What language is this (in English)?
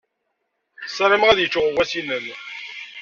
Kabyle